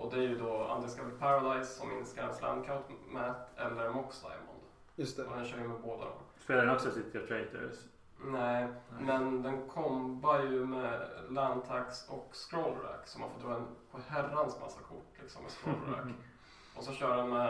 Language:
Swedish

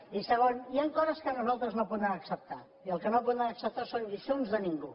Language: Catalan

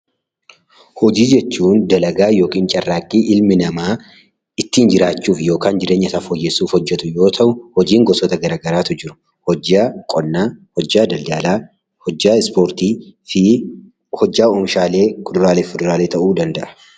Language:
Oromo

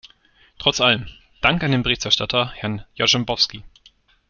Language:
German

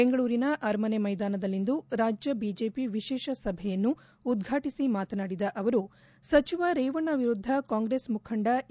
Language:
Kannada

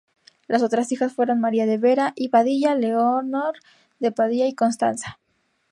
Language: Spanish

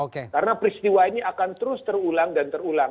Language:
Indonesian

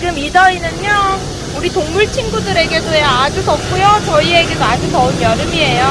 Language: Korean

